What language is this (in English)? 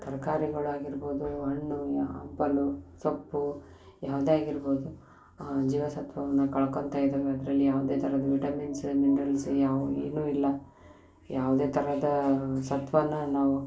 Kannada